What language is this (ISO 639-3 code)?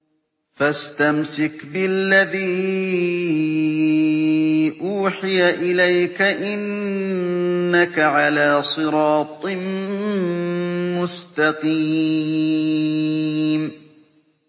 ara